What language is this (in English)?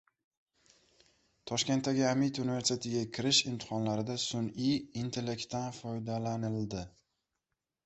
Uzbek